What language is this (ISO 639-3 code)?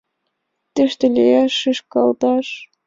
chm